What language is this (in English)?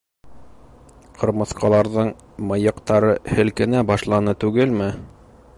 Bashkir